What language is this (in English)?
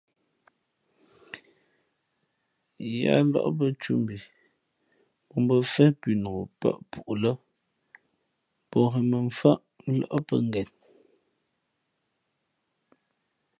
Fe'fe'